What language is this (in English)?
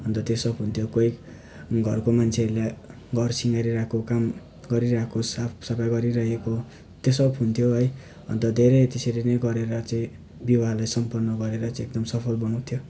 Nepali